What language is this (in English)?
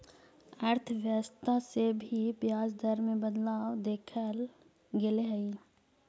Magahi